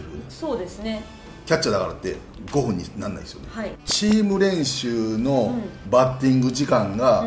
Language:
Japanese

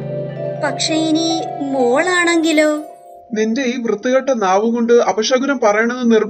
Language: Hindi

